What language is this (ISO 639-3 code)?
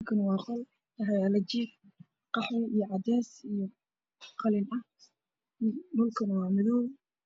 som